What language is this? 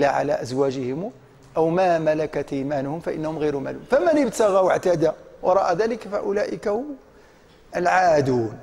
Arabic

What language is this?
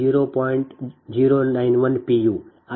Kannada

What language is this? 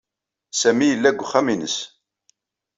Kabyle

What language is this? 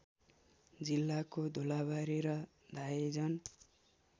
Nepali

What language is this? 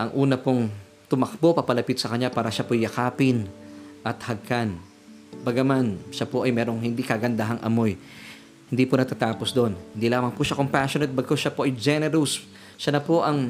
Filipino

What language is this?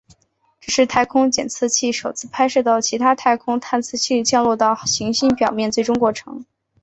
Chinese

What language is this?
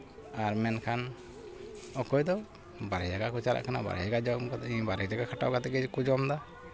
Santali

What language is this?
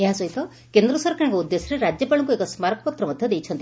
Odia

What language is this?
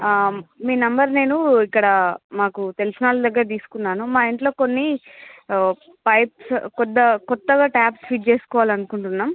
Telugu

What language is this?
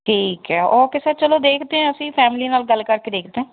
Punjabi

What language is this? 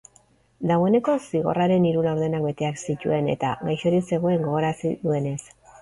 Basque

